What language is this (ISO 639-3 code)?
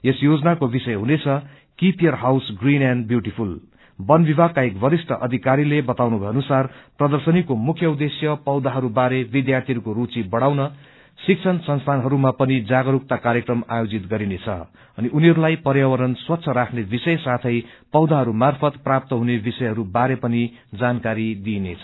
nep